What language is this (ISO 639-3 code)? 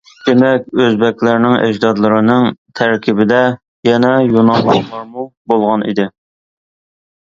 uig